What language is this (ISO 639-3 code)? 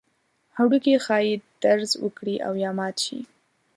pus